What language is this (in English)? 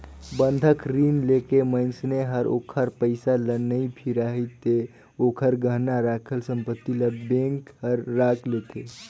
Chhattisgarhi